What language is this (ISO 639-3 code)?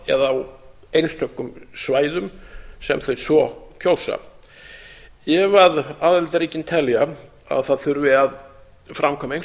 isl